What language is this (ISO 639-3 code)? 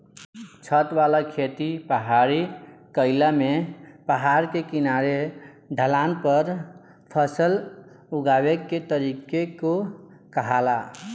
bho